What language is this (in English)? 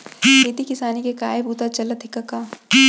Chhattisgarhi